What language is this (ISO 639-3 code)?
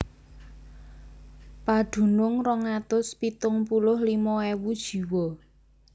jav